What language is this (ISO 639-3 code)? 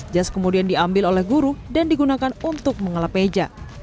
ind